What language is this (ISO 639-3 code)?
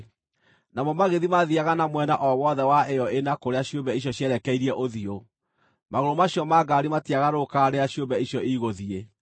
kik